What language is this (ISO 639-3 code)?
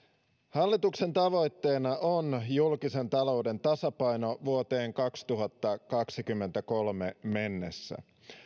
fin